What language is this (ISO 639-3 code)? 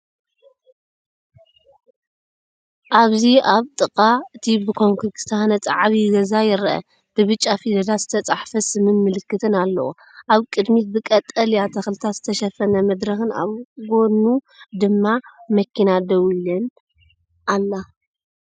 tir